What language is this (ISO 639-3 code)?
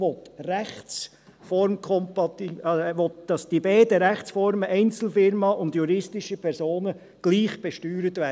gsw